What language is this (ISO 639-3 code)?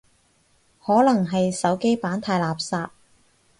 yue